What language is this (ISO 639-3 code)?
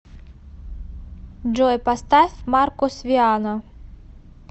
rus